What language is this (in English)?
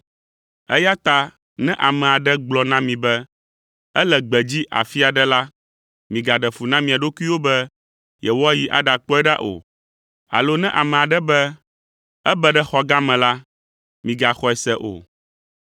Ewe